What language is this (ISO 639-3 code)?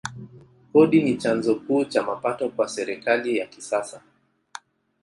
swa